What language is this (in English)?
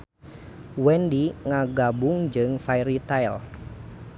Sundanese